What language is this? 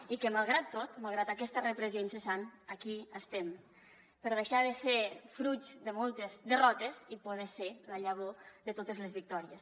Catalan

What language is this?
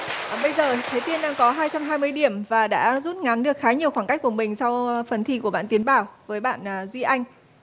Vietnamese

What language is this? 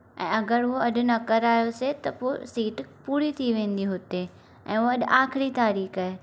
Sindhi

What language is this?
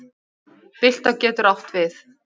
Icelandic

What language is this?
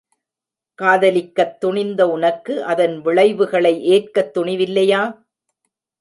Tamil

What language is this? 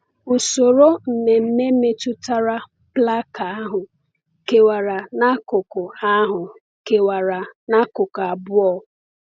Igbo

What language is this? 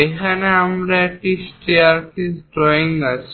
Bangla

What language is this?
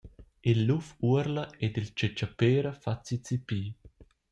Romansh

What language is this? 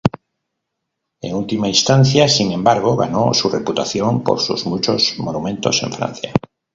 Spanish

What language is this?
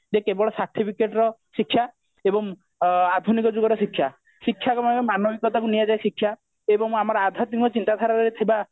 Odia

